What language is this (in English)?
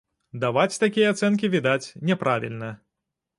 Belarusian